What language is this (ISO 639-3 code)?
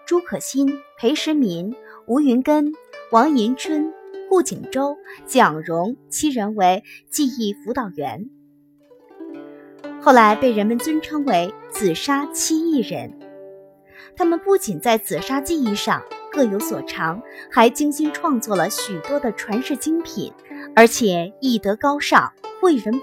zho